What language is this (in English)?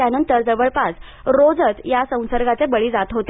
Marathi